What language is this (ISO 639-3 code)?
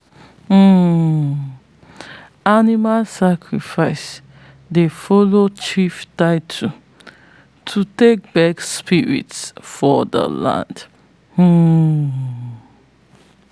pcm